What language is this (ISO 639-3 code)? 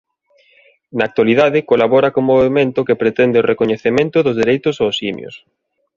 glg